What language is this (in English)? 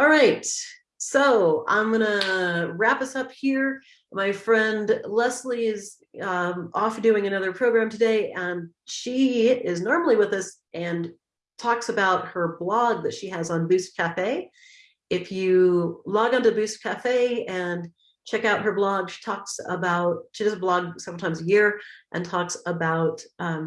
English